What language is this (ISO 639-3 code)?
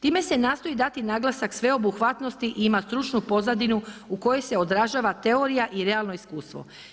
hrv